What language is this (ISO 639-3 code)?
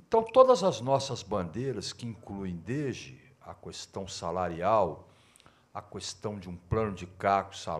por